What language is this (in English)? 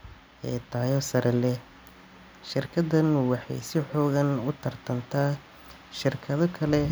Somali